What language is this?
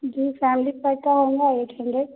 Urdu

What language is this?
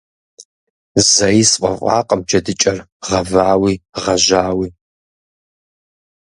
Kabardian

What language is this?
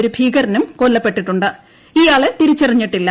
Malayalam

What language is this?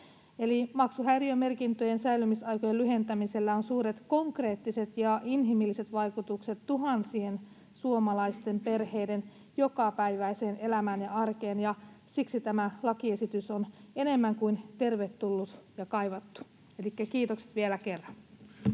Finnish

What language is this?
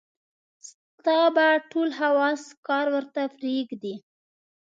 Pashto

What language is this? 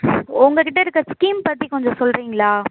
Tamil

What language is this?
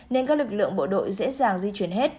Vietnamese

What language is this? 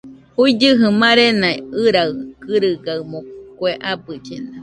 Nüpode Huitoto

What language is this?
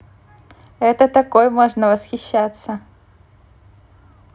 Russian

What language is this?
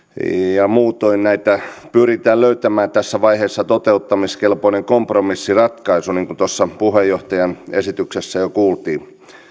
Finnish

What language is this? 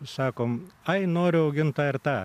Lithuanian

